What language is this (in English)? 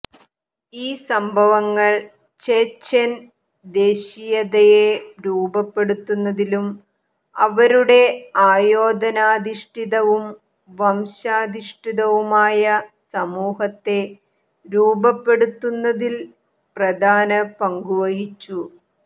Malayalam